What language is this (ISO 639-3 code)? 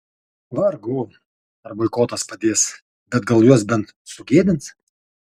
lit